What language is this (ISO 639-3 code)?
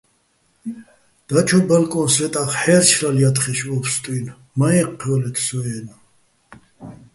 bbl